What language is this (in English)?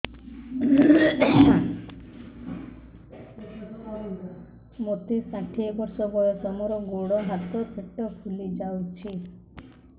Odia